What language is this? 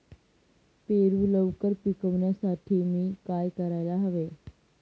Marathi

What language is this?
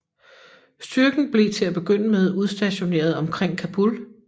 Danish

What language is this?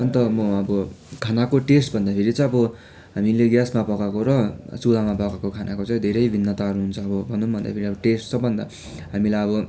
Nepali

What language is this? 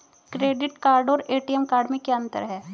Hindi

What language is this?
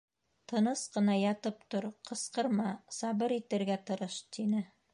Bashkir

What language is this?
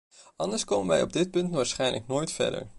Dutch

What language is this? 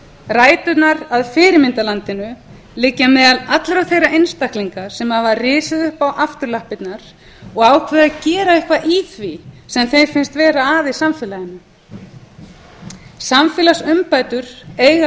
Icelandic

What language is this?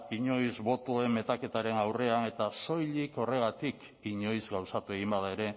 Basque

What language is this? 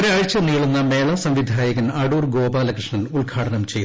Malayalam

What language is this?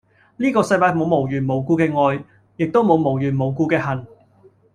Cantonese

